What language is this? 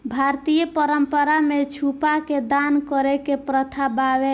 Bhojpuri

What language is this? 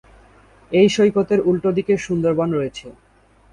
Bangla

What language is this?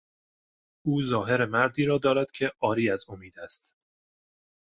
Persian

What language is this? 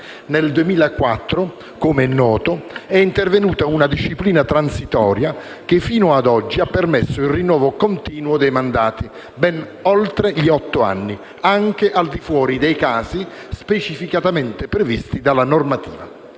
Italian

